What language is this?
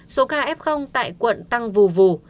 Vietnamese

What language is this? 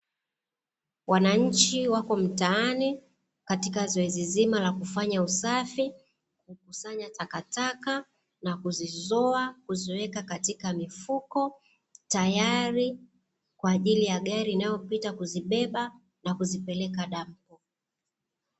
Swahili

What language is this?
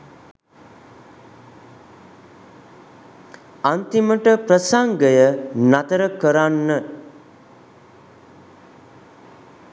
Sinhala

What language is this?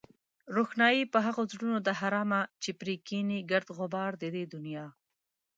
Pashto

